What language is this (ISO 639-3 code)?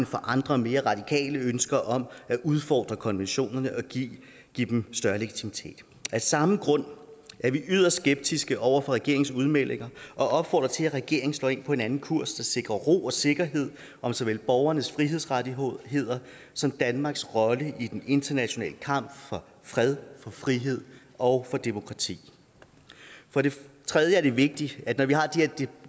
dan